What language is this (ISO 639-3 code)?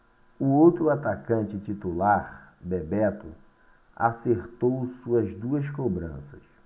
por